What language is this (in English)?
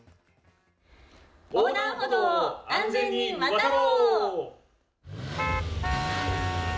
Japanese